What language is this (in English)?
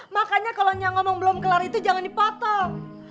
Indonesian